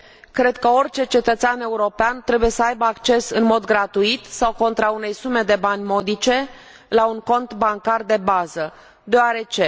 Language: Romanian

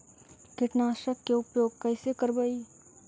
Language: Magahi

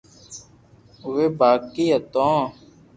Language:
Loarki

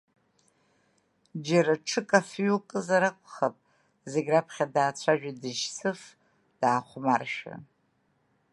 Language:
Abkhazian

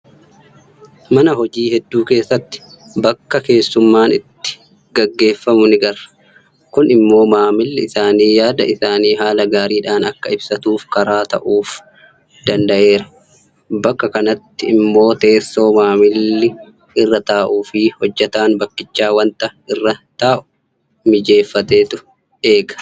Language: Oromo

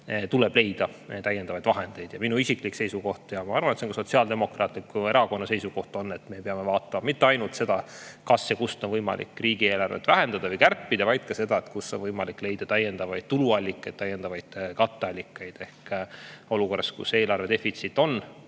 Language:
Estonian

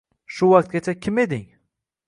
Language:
Uzbek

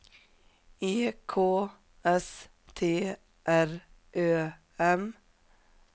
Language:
Swedish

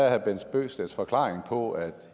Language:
Danish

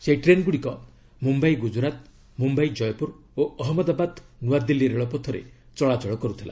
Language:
Odia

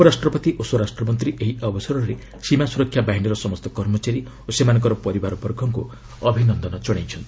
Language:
Odia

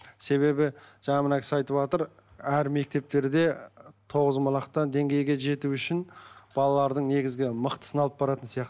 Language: Kazakh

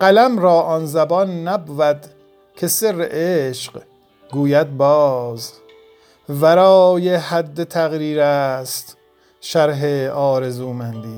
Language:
Persian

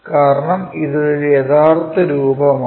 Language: Malayalam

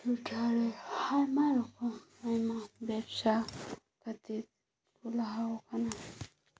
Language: Santali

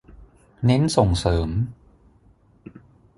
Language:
Thai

